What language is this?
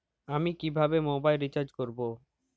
Bangla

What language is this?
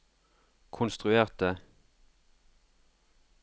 Norwegian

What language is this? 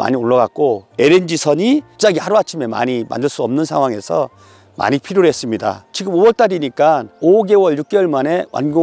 Korean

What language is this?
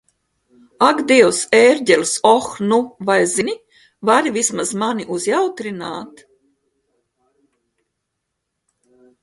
Latvian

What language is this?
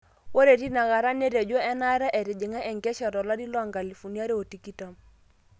Masai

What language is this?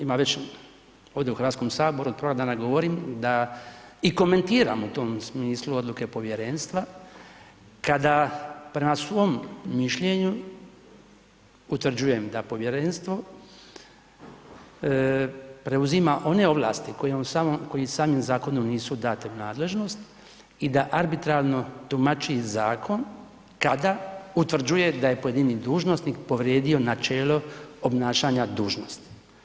Croatian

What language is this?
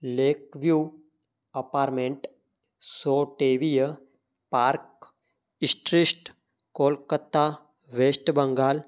Sindhi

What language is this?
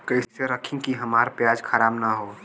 Bhojpuri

